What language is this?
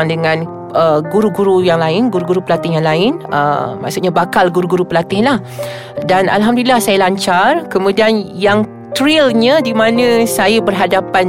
Malay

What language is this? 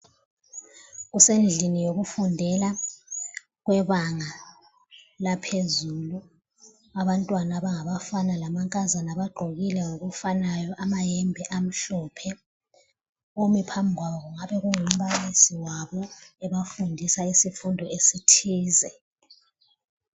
North Ndebele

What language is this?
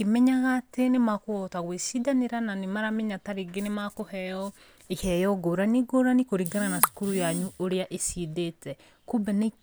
Kikuyu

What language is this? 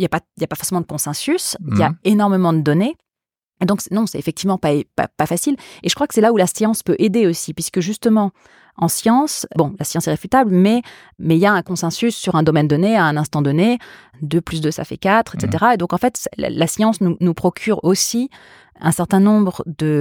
French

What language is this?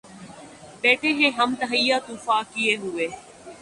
Urdu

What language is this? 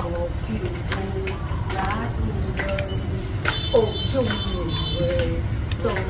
Vietnamese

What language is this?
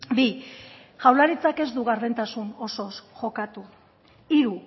Basque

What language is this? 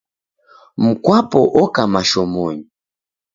Taita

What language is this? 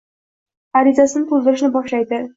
Uzbek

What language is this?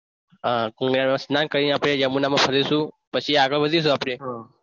Gujarati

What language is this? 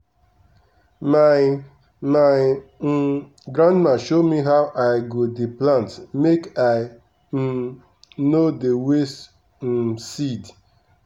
Nigerian Pidgin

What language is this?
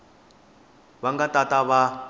Tsonga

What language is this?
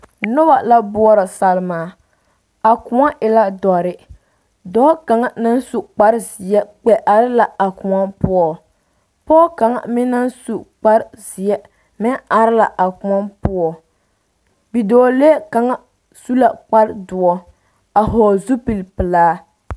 Southern Dagaare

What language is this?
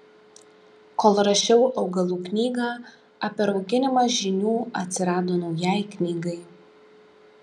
Lithuanian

